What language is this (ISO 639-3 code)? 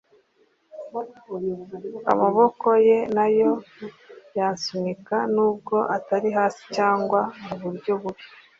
kin